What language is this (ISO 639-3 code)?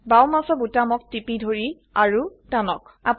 asm